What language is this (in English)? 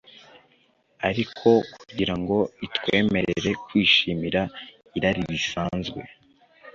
Kinyarwanda